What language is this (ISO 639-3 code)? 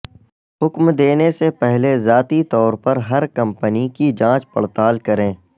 urd